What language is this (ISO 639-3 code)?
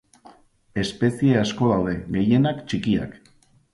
eus